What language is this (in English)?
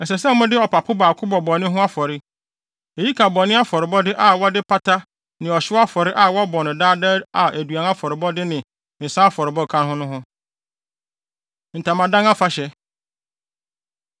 Akan